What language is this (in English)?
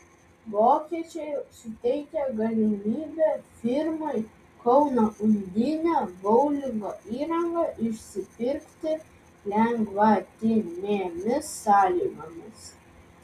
Lithuanian